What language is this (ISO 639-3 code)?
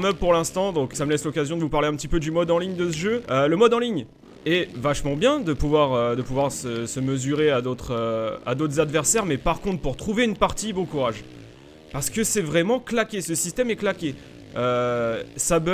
fra